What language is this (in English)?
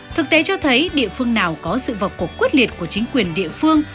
Vietnamese